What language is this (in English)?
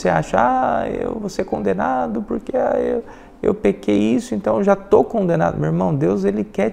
Portuguese